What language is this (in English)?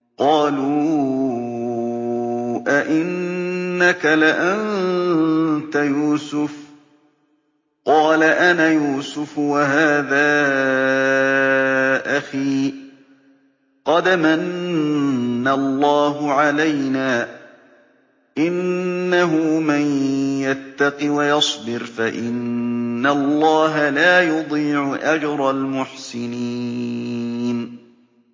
Arabic